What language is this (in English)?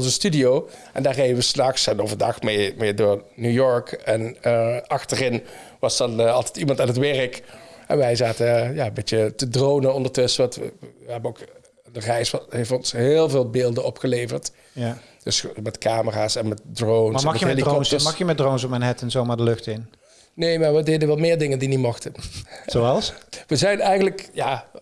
Dutch